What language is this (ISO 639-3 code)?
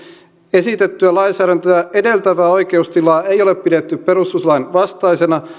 fin